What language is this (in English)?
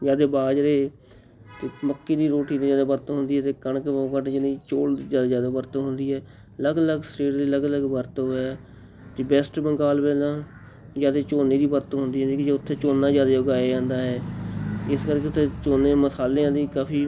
Punjabi